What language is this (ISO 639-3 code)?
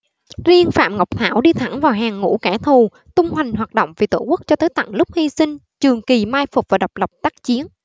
vie